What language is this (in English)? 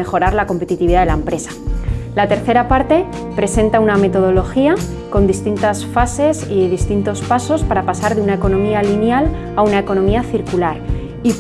Spanish